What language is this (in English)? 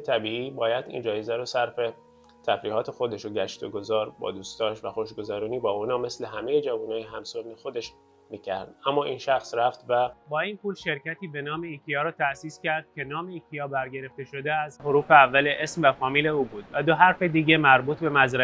Persian